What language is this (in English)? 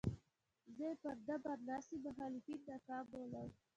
Pashto